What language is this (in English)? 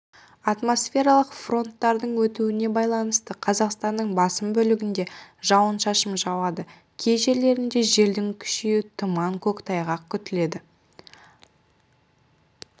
Kazakh